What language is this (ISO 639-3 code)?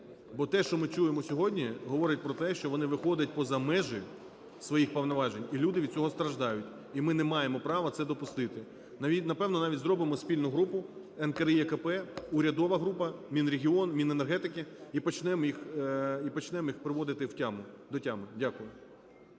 ukr